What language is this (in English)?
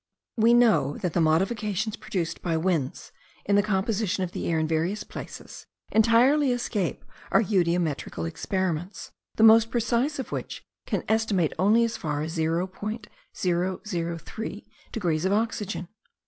English